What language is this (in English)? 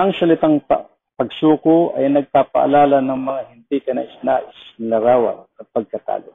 Filipino